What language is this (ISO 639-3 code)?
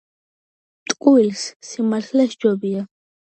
kat